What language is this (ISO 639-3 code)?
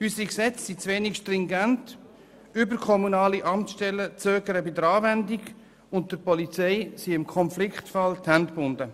gsw